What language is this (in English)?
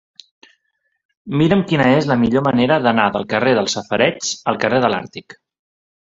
Catalan